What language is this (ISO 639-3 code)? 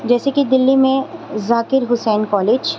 urd